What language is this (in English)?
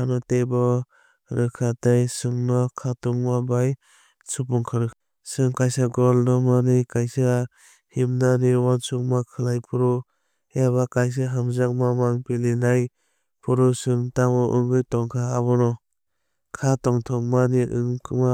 Kok Borok